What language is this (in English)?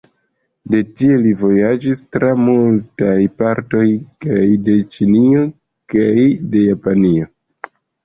Esperanto